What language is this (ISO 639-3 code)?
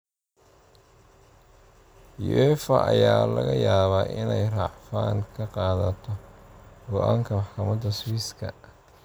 som